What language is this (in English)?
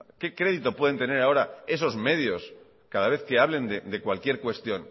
Spanish